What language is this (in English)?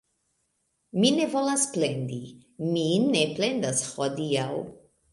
Esperanto